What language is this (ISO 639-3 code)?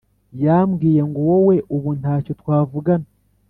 kin